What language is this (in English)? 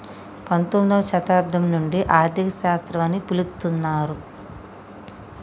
Telugu